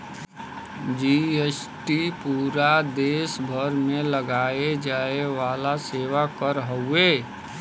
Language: Bhojpuri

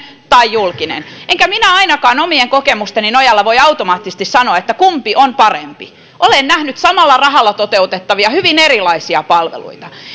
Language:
Finnish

